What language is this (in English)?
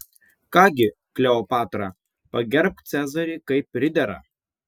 Lithuanian